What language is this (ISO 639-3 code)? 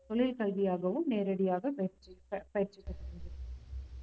tam